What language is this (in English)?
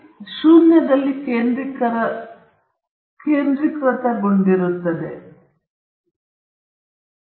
Kannada